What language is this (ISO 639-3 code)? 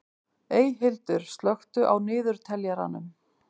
isl